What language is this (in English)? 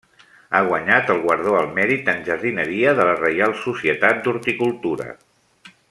Catalan